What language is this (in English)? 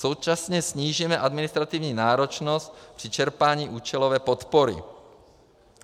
Czech